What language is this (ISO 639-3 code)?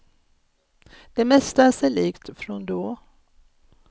swe